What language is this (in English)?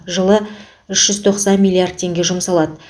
Kazakh